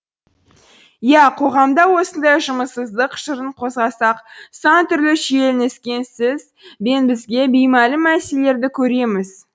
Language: Kazakh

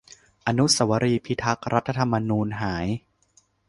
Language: Thai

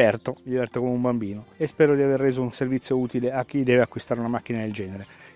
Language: Italian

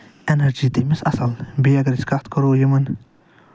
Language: Kashmiri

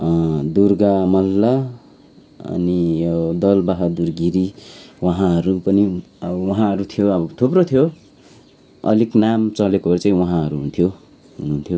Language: Nepali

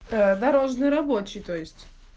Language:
Russian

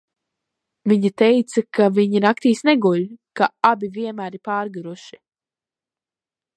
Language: Latvian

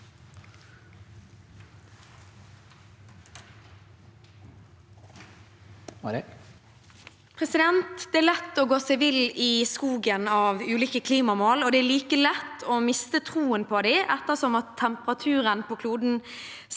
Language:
Norwegian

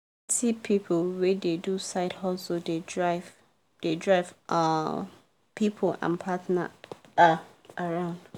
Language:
Nigerian Pidgin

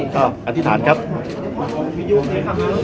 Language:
Thai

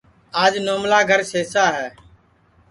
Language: Sansi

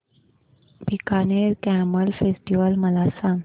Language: Marathi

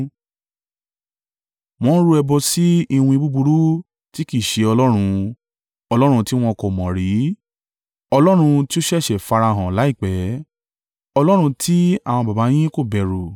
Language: Yoruba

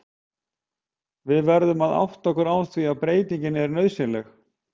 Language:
Icelandic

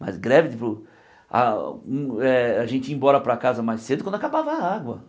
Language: Portuguese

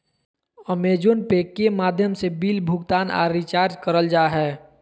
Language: Magahi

